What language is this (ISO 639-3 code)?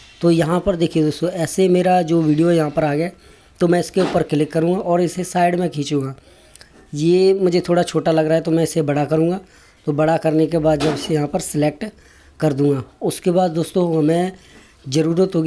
hin